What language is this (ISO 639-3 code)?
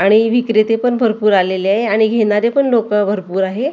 mar